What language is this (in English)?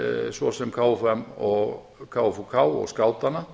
Icelandic